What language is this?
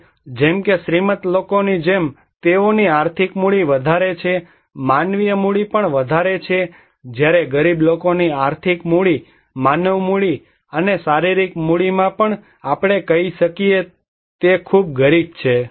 Gujarati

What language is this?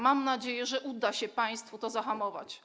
Polish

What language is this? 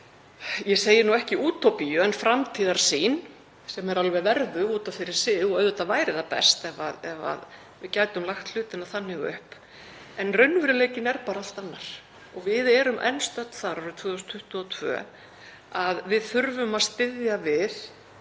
Icelandic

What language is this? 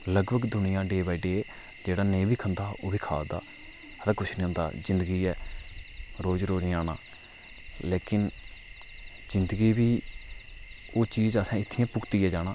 Dogri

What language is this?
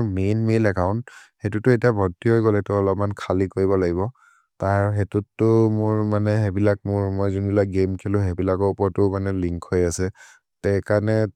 Maria (India)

